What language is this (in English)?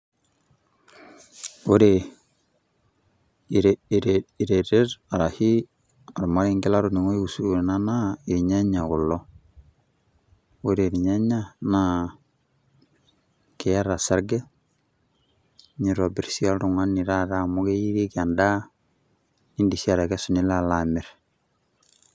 Masai